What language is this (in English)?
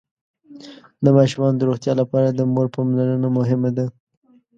Pashto